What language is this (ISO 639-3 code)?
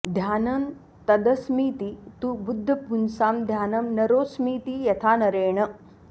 san